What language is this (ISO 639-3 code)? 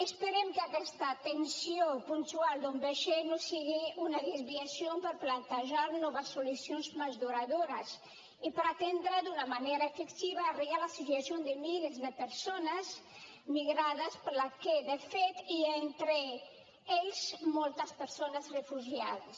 cat